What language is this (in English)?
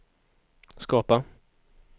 Swedish